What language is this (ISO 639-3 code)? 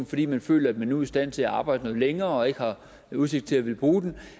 dan